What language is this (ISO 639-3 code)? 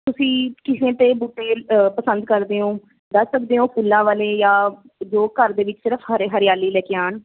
pan